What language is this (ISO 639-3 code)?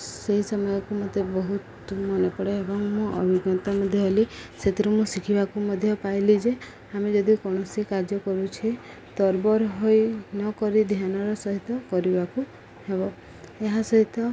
ori